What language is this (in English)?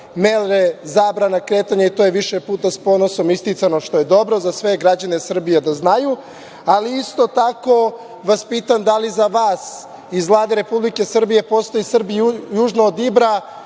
Serbian